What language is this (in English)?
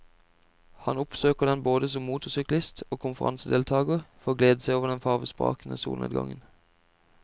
Norwegian